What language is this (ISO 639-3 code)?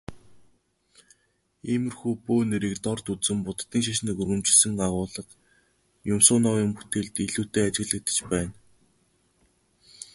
mon